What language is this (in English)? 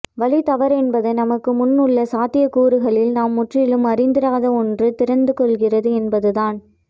Tamil